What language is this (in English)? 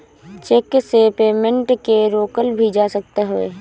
Bhojpuri